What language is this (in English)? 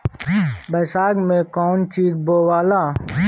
Bhojpuri